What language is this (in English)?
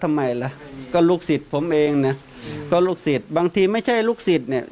Thai